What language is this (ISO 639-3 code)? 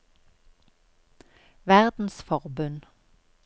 nor